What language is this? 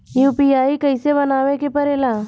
Bhojpuri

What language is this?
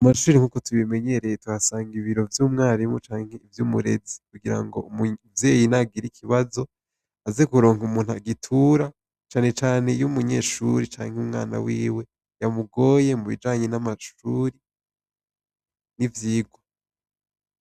Rundi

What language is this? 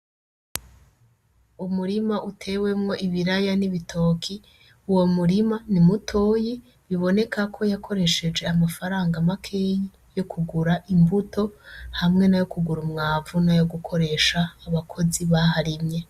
Rundi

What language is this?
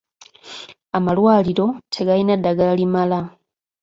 Ganda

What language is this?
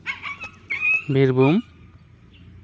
Santali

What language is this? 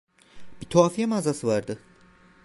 Turkish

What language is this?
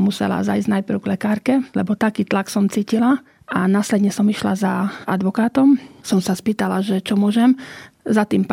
Slovak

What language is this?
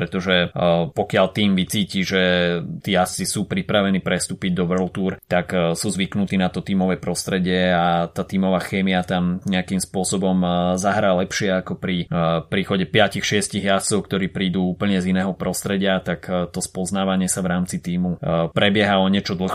Slovak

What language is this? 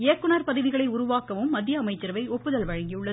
Tamil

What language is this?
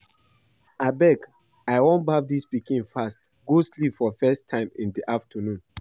Nigerian Pidgin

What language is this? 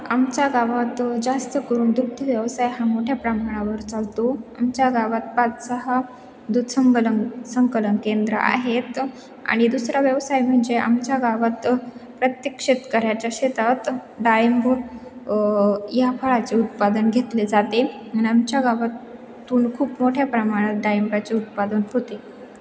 Marathi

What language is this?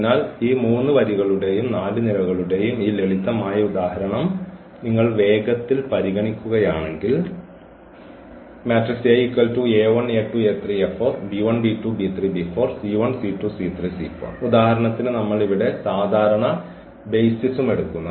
Malayalam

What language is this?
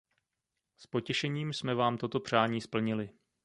Czech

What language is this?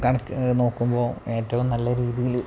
Malayalam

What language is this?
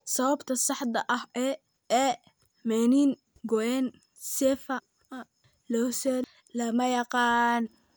Somali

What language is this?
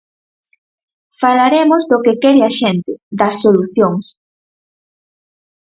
Galician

